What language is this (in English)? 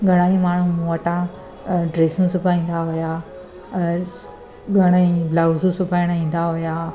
Sindhi